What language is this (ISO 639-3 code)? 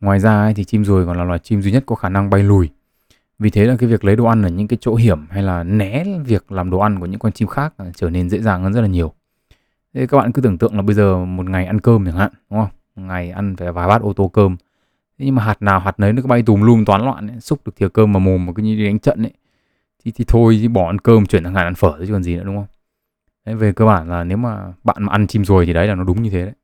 vie